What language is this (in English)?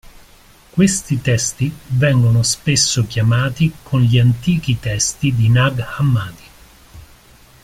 Italian